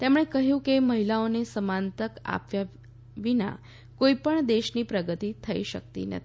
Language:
Gujarati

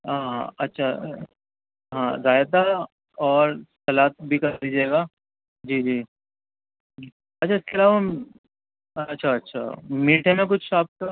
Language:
Urdu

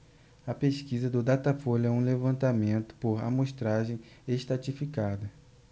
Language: Portuguese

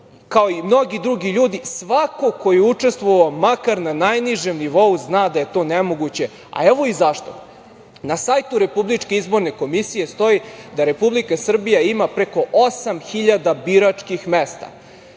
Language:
Serbian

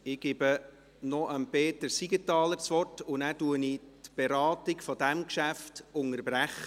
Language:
Swiss German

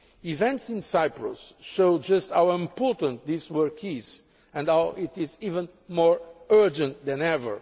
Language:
English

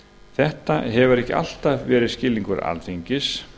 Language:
Icelandic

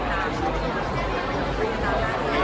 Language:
Thai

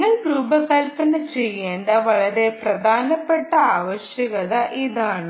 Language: Malayalam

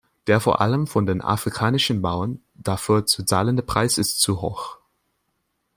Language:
German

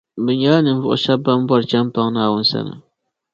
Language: Dagbani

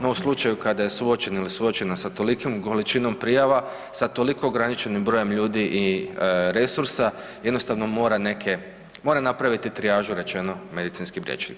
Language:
Croatian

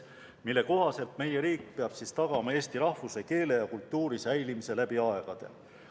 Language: Estonian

